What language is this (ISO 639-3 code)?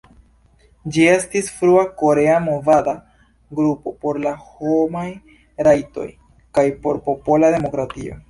epo